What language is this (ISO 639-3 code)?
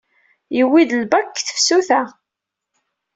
kab